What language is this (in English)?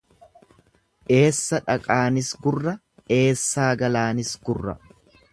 Oromo